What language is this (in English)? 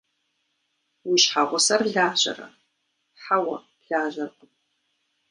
Kabardian